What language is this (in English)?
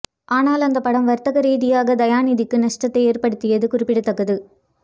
Tamil